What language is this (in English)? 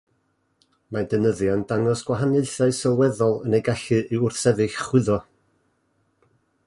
Welsh